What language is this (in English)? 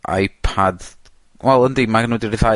Welsh